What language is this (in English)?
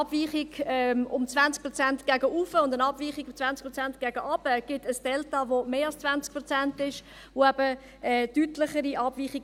Swiss German